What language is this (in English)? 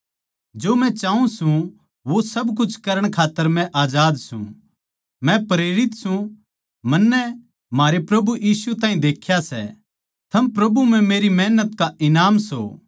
Haryanvi